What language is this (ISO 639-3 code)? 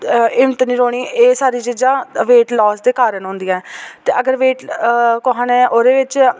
doi